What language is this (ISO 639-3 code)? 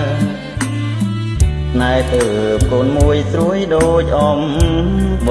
khm